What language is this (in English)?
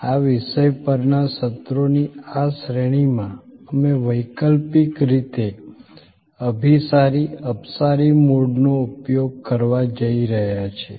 Gujarati